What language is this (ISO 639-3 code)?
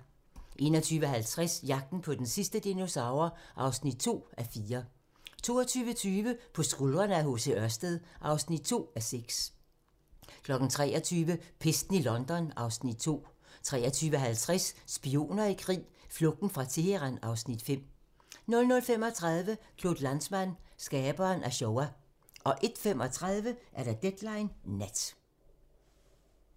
dan